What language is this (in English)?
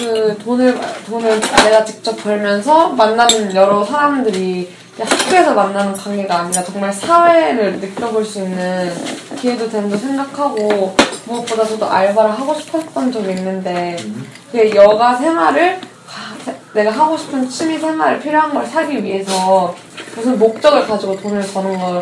Korean